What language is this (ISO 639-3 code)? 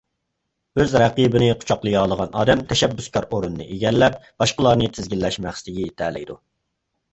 uig